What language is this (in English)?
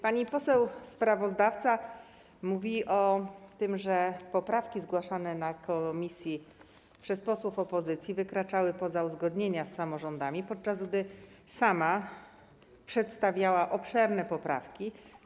Polish